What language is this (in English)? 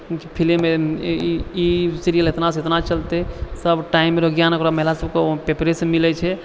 Maithili